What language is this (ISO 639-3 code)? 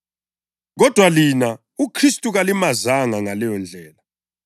nde